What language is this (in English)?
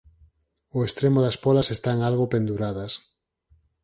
Galician